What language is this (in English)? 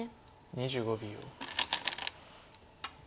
Japanese